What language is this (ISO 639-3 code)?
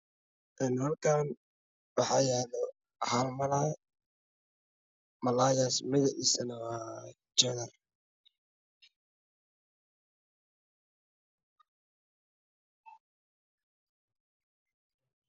som